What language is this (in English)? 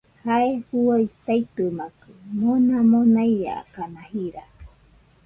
Nüpode Huitoto